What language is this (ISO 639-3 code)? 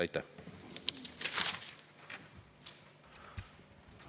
est